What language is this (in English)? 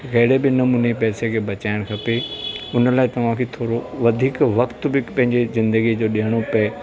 Sindhi